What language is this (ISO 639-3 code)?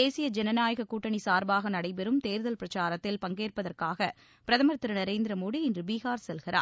tam